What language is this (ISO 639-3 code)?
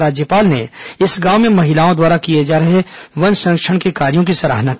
hin